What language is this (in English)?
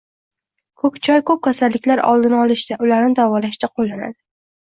Uzbek